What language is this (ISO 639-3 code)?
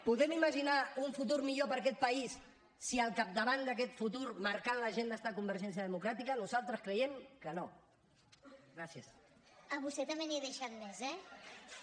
cat